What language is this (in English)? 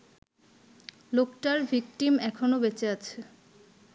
Bangla